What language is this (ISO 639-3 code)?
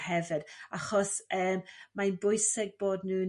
cym